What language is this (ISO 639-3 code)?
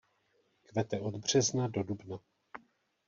ces